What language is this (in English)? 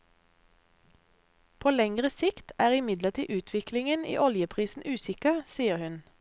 Norwegian